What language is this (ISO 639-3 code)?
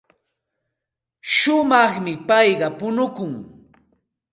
qxt